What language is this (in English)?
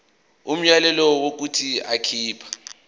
Zulu